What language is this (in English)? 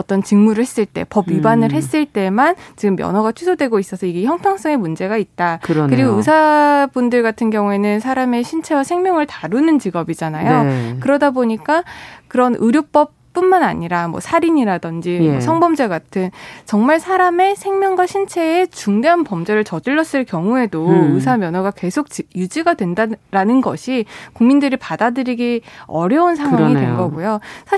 Korean